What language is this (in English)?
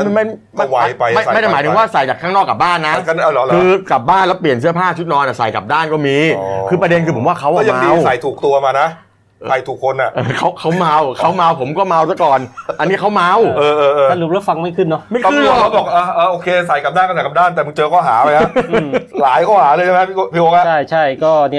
Thai